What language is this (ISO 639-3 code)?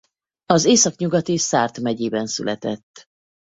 hun